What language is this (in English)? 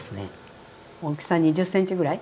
Japanese